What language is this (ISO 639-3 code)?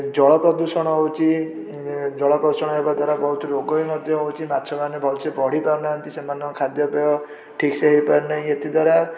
ori